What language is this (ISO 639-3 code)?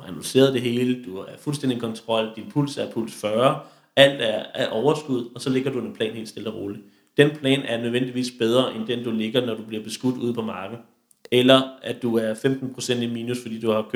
dan